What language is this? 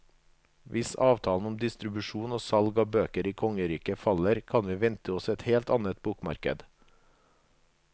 Norwegian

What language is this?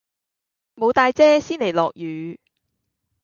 Cantonese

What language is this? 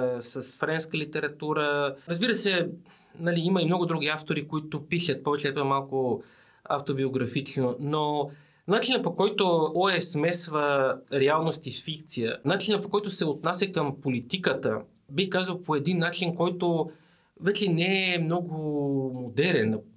Bulgarian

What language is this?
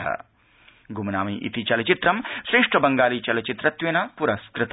Sanskrit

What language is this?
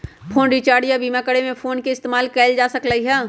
Magahi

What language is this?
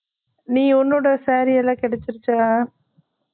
Tamil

